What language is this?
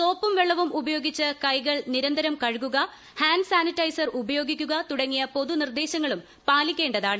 Malayalam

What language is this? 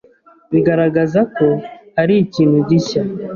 Kinyarwanda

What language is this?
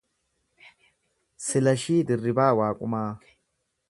Oromo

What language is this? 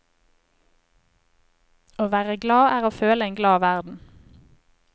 Norwegian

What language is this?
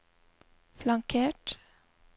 Norwegian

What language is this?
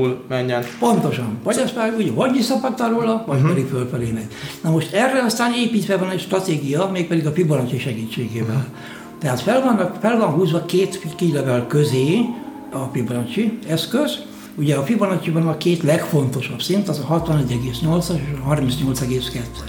Hungarian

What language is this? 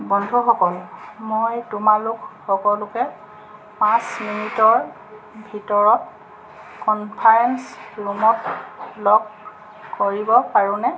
Assamese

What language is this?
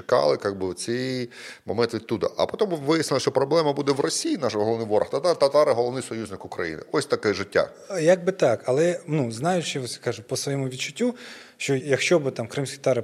Ukrainian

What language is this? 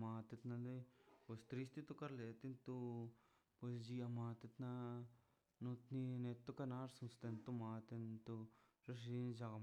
Mazaltepec Zapotec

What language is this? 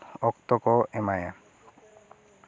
Santali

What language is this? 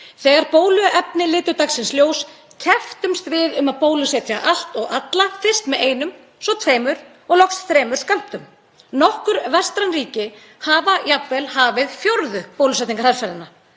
Icelandic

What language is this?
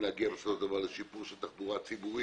Hebrew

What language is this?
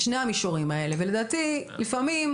Hebrew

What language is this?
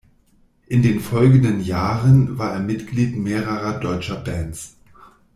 German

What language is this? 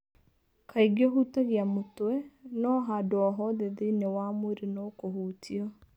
Kikuyu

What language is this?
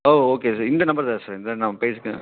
Tamil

